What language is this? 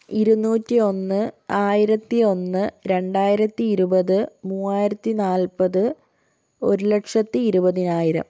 Malayalam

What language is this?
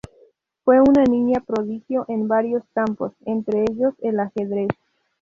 Spanish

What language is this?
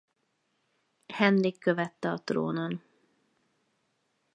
Hungarian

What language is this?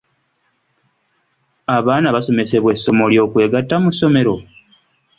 Ganda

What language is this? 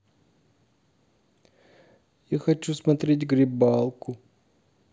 Russian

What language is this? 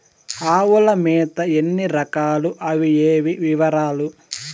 Telugu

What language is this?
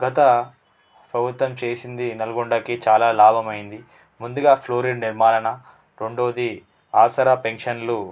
Telugu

